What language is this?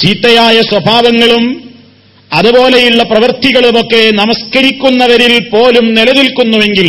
Malayalam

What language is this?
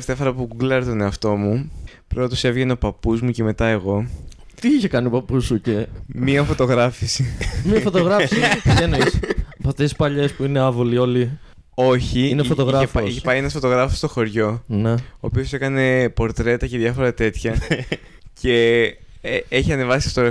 Greek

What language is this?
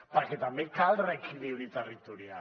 Catalan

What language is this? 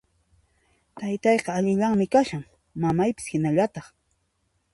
Puno Quechua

